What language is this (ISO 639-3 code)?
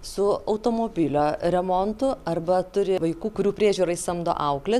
lit